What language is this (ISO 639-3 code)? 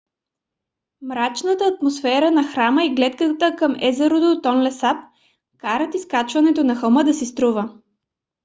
bul